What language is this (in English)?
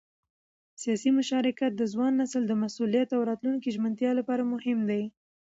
Pashto